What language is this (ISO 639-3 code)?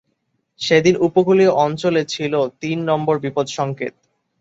ben